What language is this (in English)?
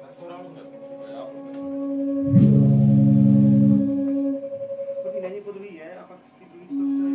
Czech